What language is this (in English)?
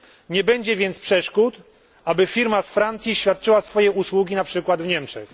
Polish